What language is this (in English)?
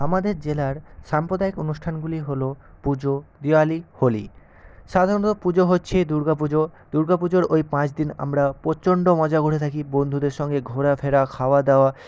Bangla